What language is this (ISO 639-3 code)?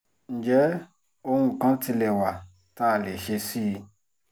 yor